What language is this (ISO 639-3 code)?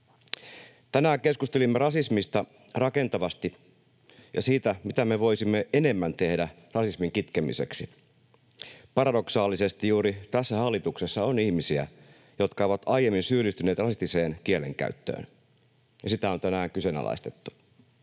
fin